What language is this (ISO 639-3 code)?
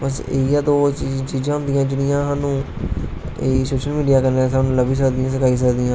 doi